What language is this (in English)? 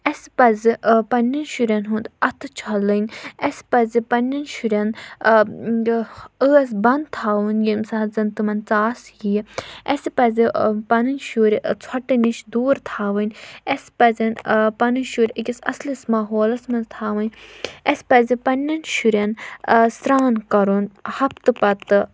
Kashmiri